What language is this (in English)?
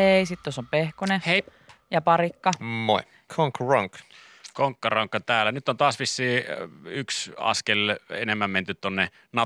Finnish